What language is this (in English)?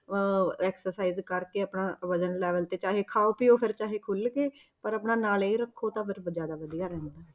Punjabi